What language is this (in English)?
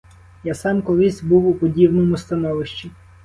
Ukrainian